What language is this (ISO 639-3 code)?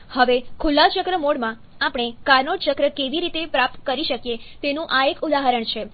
guj